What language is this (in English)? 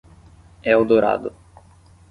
Portuguese